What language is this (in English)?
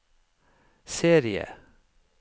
Norwegian